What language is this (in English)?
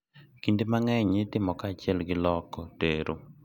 Luo (Kenya and Tanzania)